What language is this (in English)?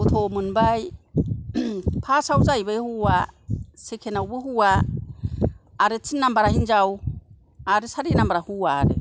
Bodo